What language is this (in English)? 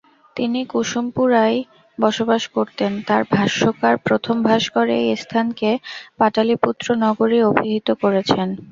Bangla